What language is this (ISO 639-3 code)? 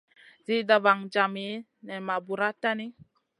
mcn